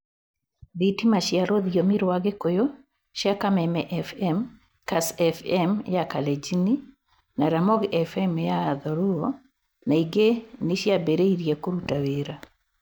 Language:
Kikuyu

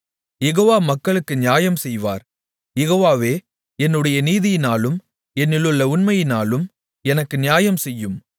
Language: Tamil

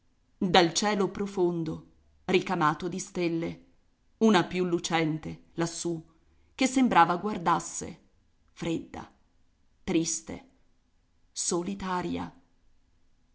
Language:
Italian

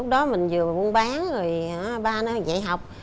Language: Vietnamese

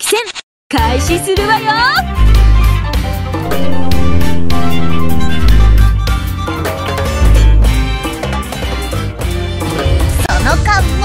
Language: Japanese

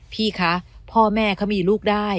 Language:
Thai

